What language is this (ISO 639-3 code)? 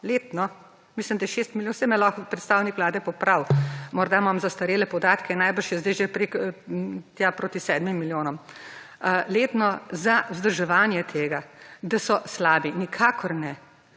slv